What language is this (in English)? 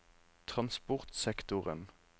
Norwegian